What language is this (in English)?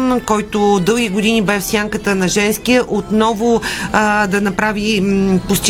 Bulgarian